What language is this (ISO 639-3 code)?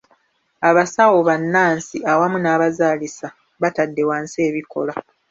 lug